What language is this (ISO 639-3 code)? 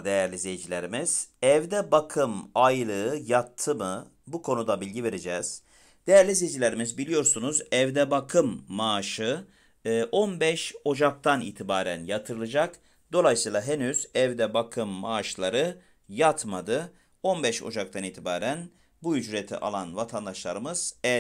tur